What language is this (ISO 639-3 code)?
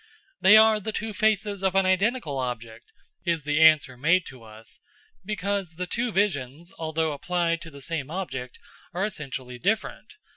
eng